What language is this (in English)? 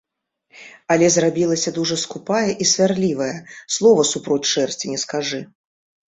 Belarusian